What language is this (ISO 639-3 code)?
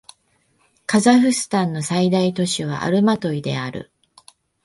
jpn